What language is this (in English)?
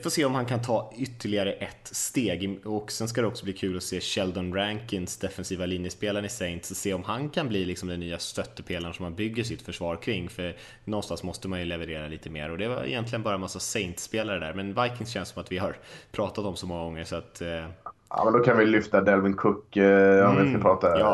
Swedish